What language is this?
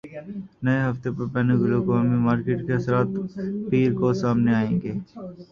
Urdu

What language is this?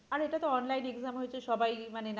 Bangla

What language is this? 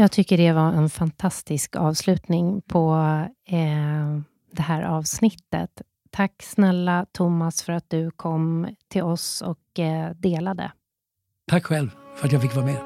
Swedish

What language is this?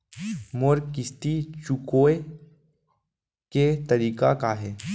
Chhattisgarhi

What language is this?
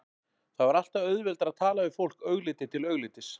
Icelandic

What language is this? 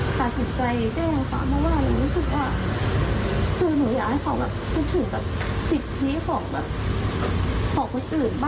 Thai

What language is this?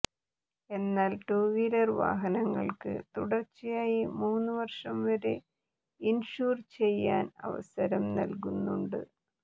Malayalam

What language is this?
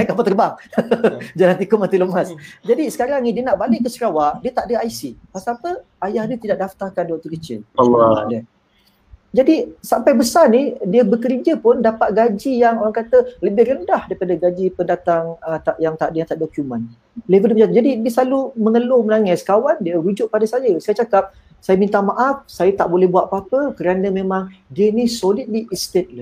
Malay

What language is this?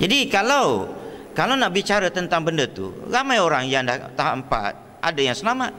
Malay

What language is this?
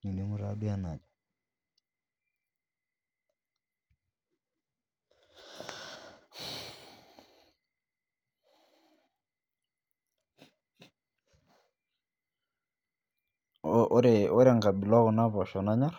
Masai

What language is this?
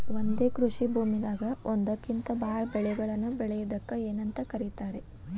Kannada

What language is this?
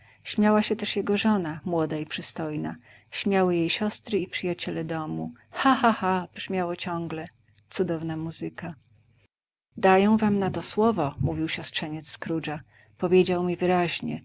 Polish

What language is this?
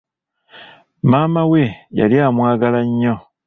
Ganda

